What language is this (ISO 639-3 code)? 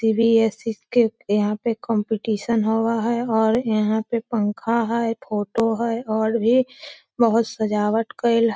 mag